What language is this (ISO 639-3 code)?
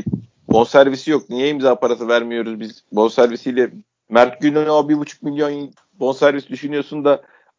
tur